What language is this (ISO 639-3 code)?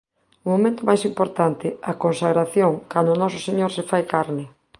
glg